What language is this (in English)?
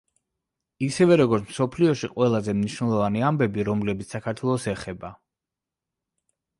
Georgian